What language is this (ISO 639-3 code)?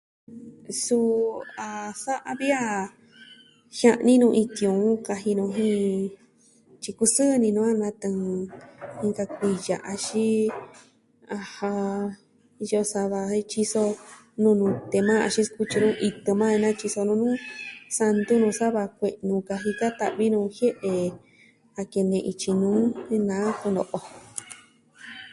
meh